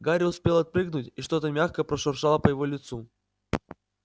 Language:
Russian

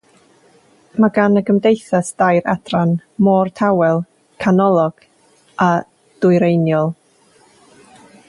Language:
Welsh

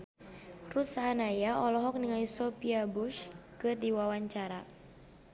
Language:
Sundanese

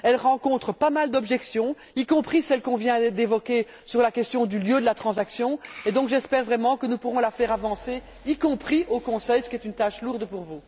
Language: French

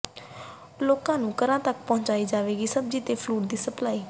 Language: Punjabi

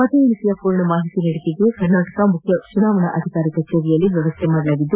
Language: Kannada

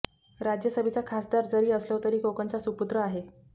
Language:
Marathi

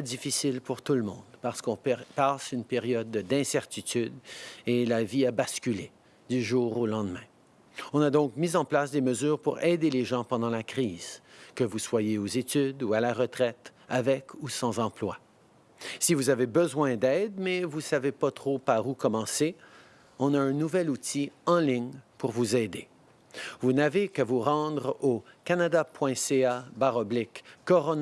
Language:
English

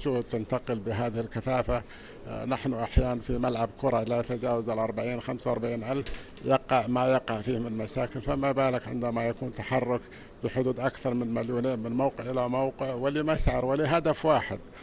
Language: Arabic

